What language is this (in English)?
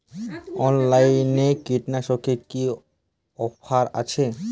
Bangla